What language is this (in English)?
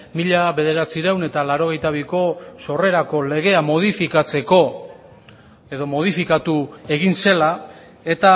Basque